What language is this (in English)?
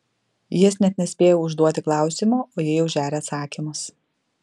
Lithuanian